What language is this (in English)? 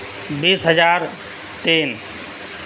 Urdu